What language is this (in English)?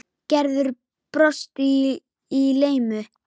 Icelandic